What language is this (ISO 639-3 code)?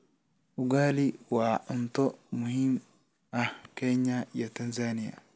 som